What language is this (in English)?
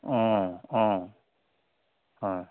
Assamese